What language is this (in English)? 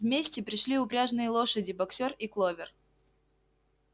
Russian